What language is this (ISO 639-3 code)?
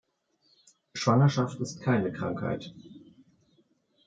deu